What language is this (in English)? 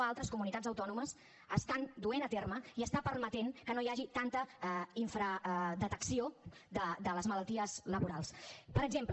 Catalan